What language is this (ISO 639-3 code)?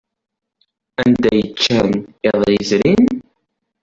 kab